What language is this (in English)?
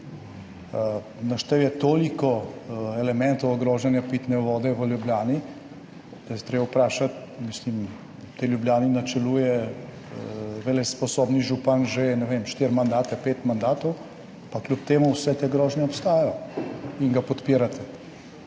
Slovenian